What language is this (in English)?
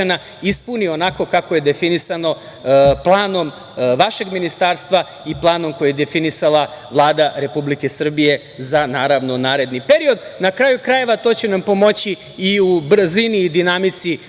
Serbian